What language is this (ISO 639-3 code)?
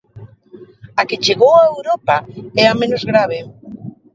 glg